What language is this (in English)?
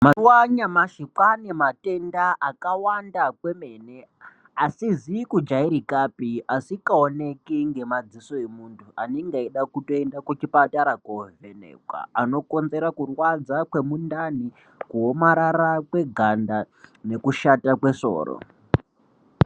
Ndau